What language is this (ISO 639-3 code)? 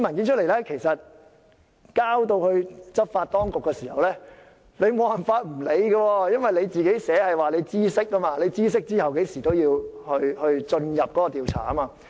yue